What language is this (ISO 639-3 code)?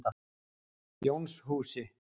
isl